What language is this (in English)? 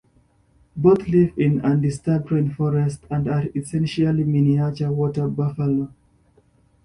English